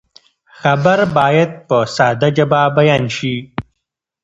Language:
Pashto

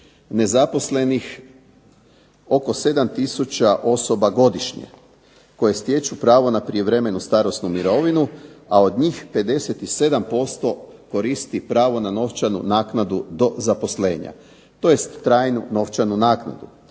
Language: Croatian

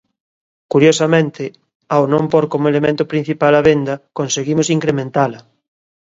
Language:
Galician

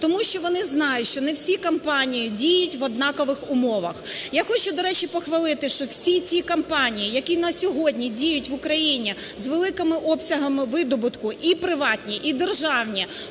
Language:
Ukrainian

